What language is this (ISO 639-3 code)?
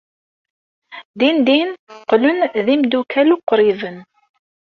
kab